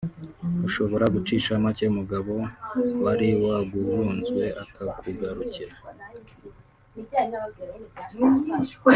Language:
Kinyarwanda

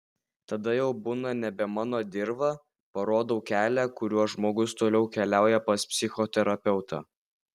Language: Lithuanian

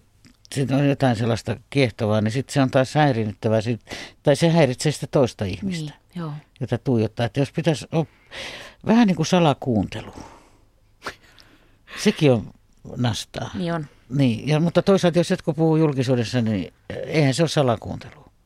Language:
Finnish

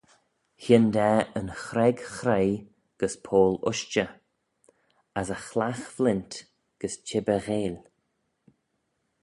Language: Manx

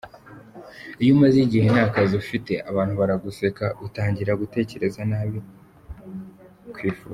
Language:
Kinyarwanda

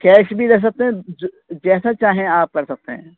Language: Urdu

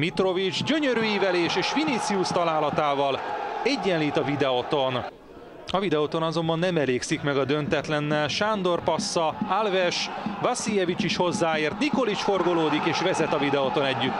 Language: Hungarian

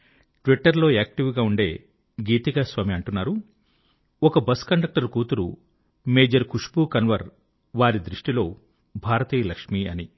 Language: Telugu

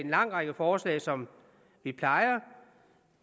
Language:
Danish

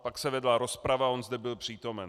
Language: Czech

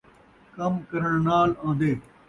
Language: Saraiki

